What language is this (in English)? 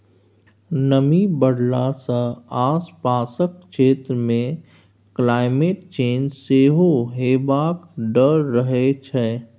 Maithili